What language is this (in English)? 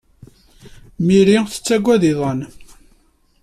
Kabyle